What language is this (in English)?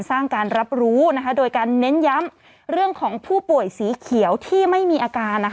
Thai